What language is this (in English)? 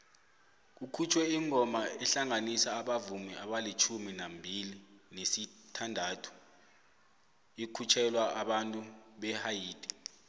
South Ndebele